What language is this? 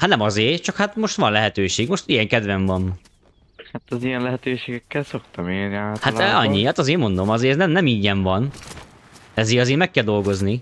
Hungarian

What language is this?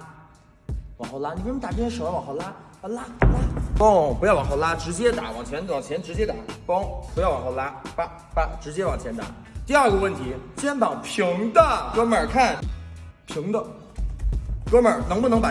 Chinese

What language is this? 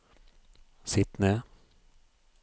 Norwegian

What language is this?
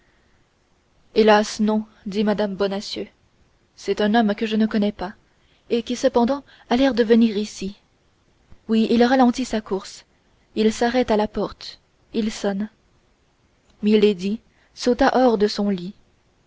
French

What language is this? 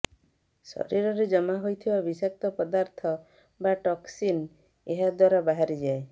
Odia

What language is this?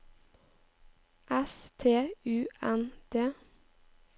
Norwegian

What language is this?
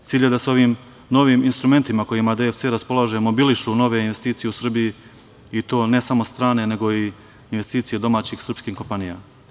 Serbian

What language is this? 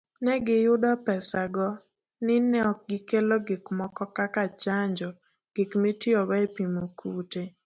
Luo (Kenya and Tanzania)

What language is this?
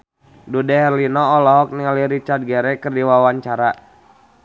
Sundanese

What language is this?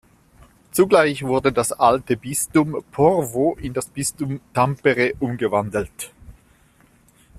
German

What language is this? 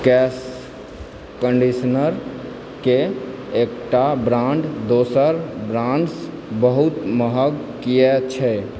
Maithili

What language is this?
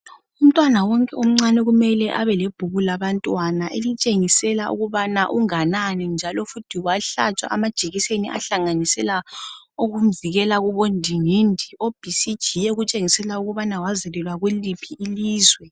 North Ndebele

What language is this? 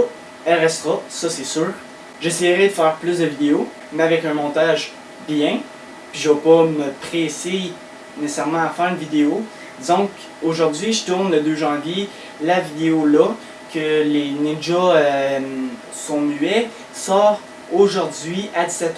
French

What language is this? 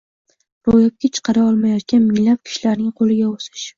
Uzbek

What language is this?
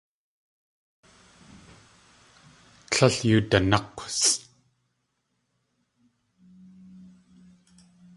Tlingit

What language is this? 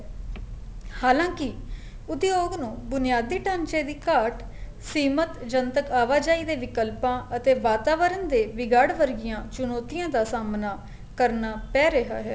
Punjabi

